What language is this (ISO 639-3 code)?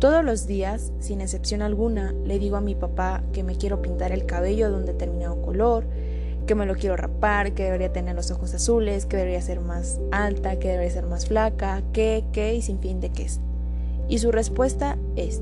spa